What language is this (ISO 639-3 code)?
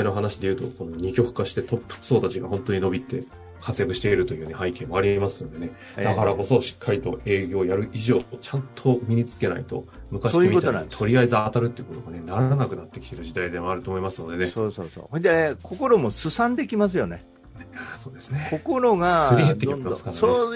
jpn